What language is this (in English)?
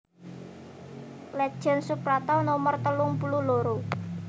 Javanese